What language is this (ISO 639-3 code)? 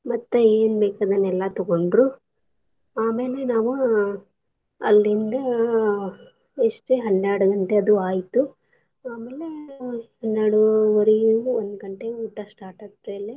kan